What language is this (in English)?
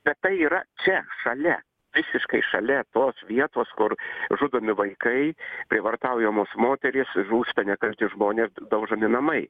Lithuanian